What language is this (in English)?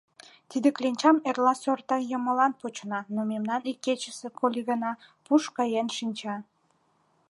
Mari